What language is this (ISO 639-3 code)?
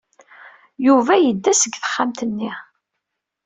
kab